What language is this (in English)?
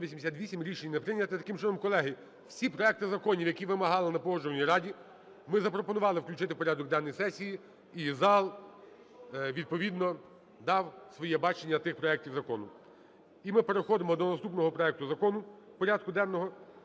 Ukrainian